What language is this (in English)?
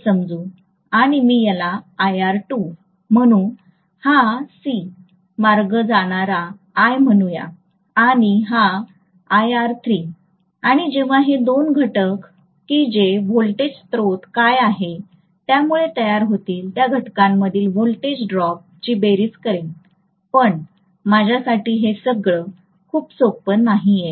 Marathi